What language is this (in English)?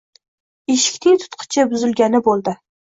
Uzbek